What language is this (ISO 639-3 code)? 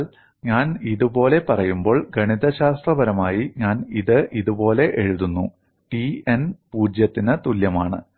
mal